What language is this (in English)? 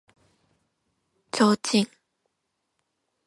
Japanese